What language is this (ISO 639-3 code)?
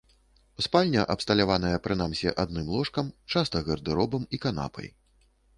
bel